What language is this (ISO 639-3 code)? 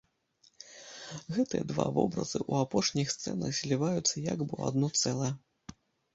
bel